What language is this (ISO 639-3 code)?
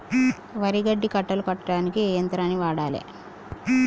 tel